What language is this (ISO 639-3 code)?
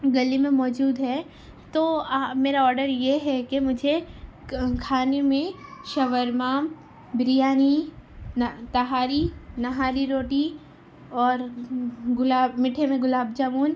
urd